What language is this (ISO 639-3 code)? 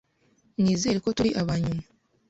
kin